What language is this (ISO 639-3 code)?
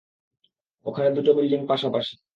ben